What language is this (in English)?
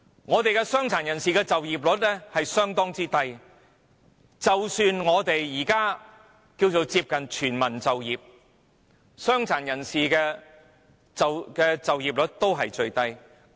Cantonese